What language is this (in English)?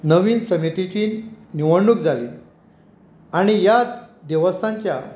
Konkani